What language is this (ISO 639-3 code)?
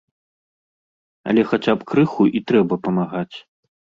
bel